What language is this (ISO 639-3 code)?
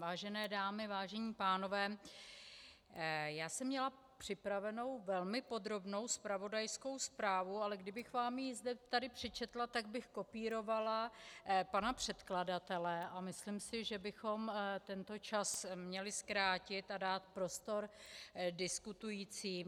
ces